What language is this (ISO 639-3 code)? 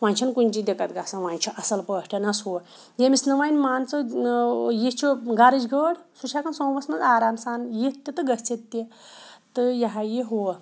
kas